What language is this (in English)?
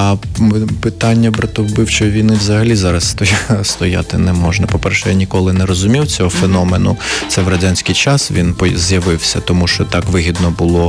Ukrainian